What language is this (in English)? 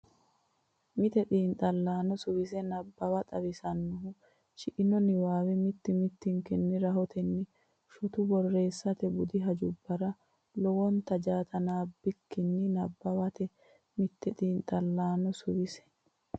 Sidamo